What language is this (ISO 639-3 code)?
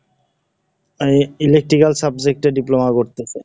ben